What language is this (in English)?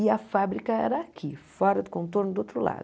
Portuguese